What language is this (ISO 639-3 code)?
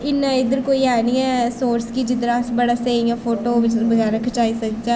doi